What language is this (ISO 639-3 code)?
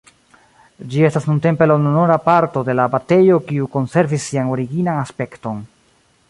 epo